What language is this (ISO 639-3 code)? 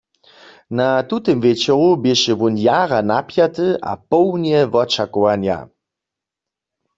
hsb